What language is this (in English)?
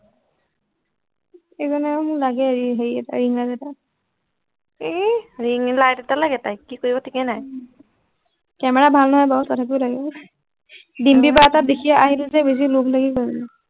Assamese